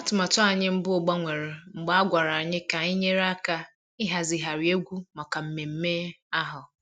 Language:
Igbo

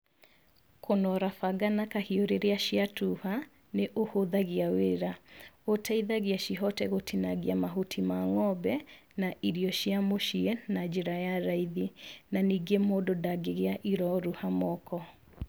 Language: Kikuyu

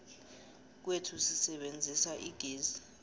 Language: South Ndebele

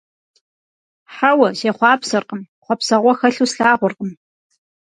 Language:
Kabardian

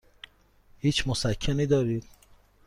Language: Persian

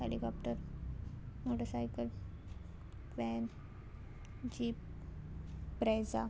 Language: Konkani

